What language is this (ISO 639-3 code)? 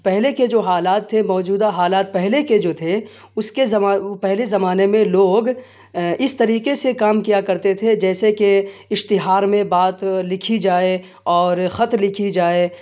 urd